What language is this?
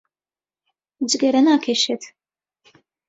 Central Kurdish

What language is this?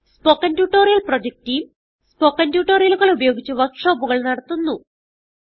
Malayalam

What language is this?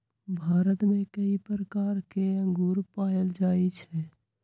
Magahi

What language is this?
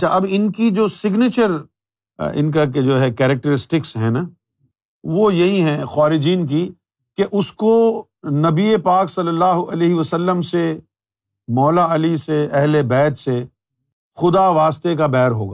Urdu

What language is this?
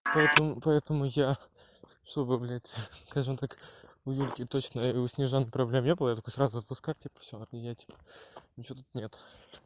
Russian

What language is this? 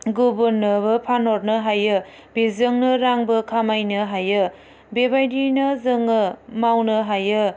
Bodo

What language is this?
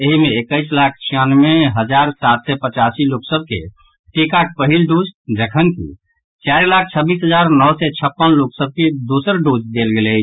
Maithili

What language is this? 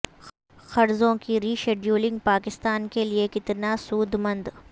Urdu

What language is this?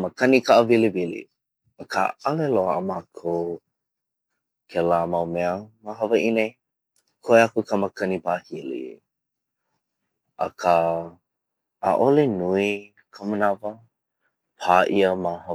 Hawaiian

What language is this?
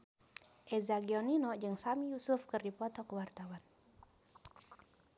Sundanese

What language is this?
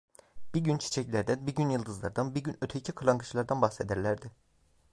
Turkish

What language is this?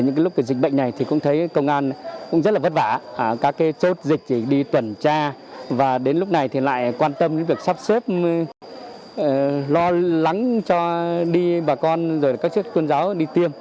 Vietnamese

